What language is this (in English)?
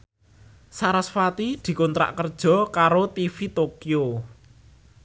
Javanese